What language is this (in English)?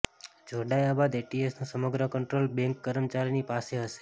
Gujarati